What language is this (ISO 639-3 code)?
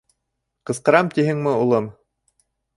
bak